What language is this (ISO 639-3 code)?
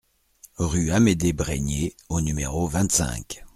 fra